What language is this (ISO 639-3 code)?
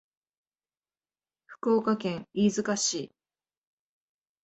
jpn